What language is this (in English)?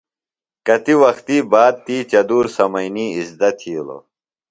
Phalura